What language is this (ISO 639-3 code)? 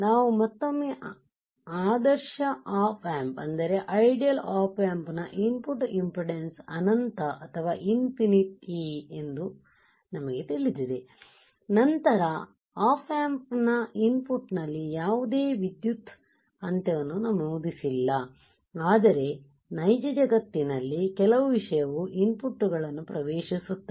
kan